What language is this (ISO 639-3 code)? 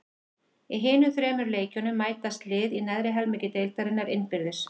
isl